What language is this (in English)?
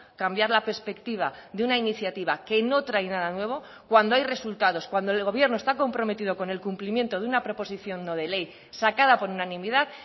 Spanish